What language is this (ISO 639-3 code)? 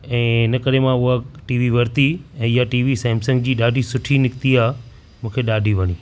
snd